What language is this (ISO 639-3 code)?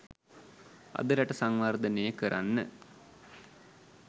sin